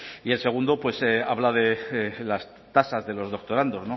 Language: Spanish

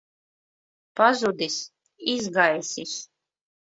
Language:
Latvian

